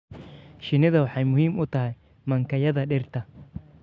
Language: Somali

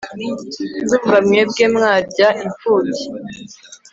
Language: Kinyarwanda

